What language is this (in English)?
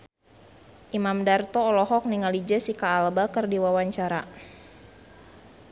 Sundanese